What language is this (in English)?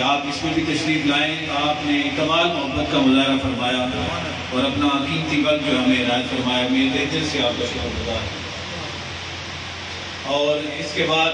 Arabic